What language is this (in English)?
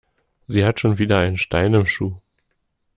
German